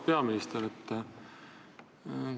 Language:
Estonian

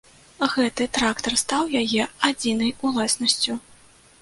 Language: Belarusian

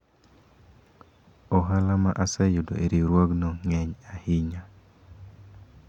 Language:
Luo (Kenya and Tanzania)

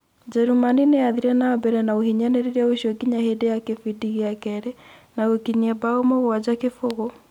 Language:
Kikuyu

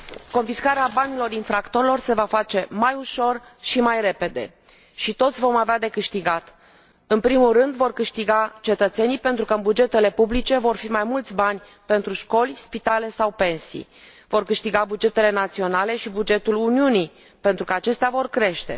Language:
Romanian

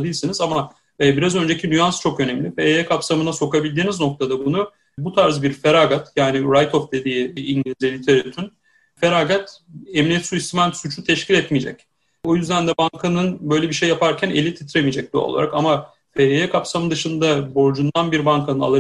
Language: Turkish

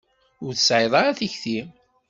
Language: Kabyle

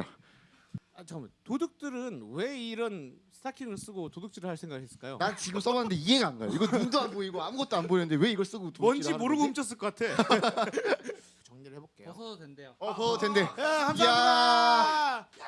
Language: Korean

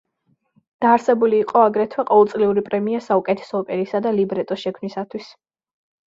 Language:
Georgian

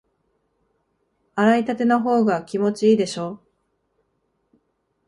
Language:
Japanese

